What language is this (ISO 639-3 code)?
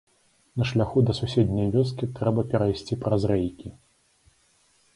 bel